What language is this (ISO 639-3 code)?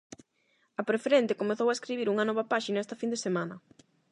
glg